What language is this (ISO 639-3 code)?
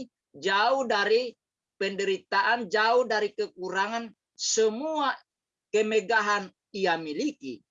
ind